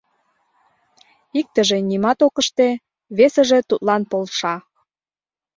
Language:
Mari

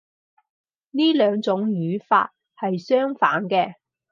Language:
Cantonese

